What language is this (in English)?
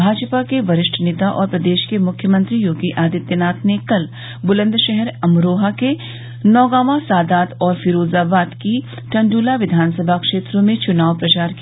Hindi